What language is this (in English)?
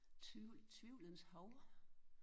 Danish